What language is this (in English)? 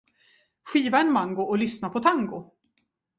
Swedish